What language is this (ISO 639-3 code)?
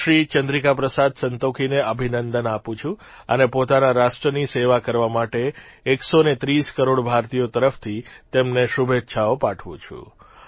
guj